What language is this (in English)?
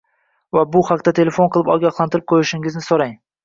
Uzbek